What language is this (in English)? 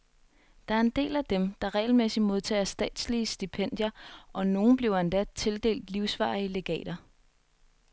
Danish